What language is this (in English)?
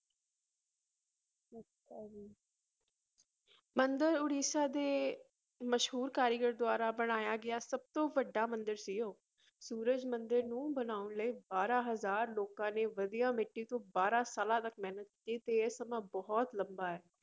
Punjabi